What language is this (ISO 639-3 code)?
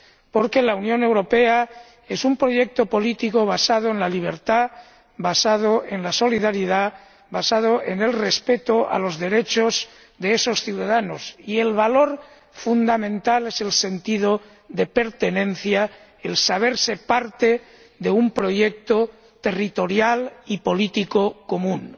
spa